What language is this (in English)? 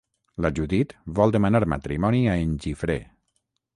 Catalan